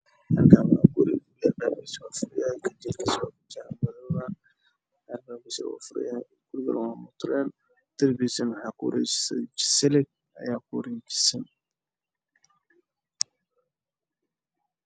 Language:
Somali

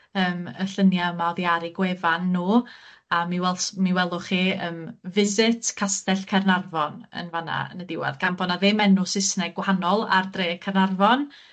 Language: Welsh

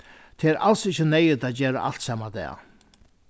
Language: Faroese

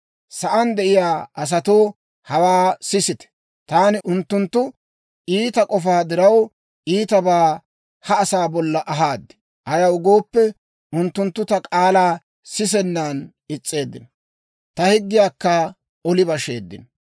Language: Dawro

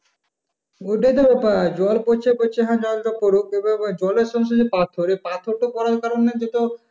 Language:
Bangla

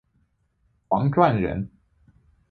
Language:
Chinese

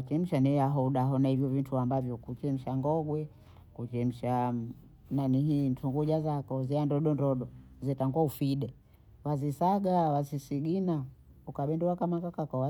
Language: Bondei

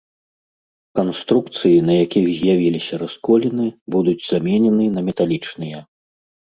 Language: Belarusian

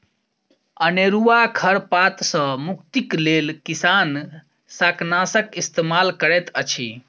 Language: Maithili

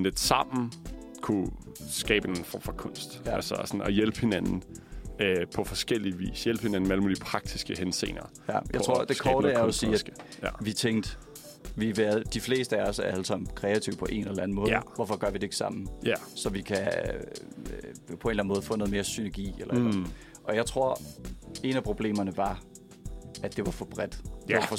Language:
Danish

